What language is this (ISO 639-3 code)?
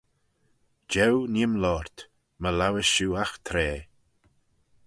glv